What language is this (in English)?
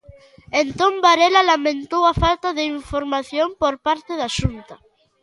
Galician